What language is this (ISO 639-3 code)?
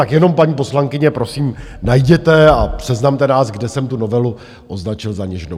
ces